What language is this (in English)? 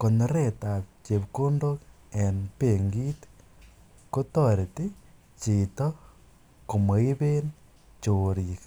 Kalenjin